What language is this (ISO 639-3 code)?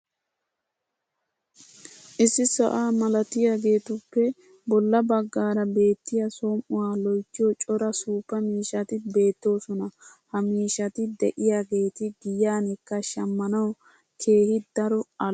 wal